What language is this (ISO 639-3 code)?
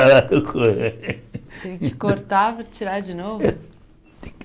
por